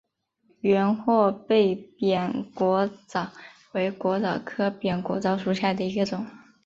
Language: Chinese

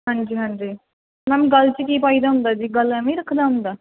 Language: Punjabi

